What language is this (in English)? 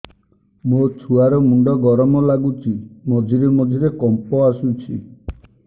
Odia